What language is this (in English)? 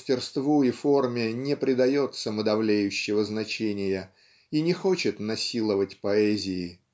Russian